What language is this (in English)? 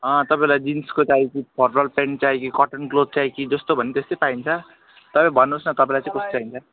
Nepali